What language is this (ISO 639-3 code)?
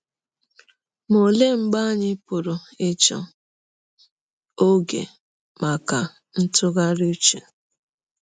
ibo